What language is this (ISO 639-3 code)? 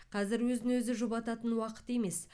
kaz